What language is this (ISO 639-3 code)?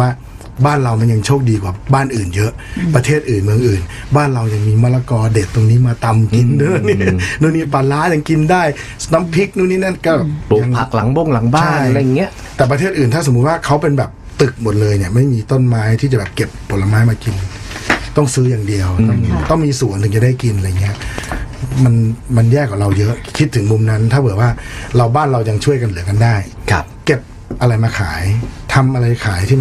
tha